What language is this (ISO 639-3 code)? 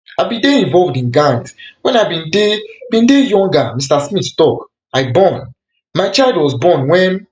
pcm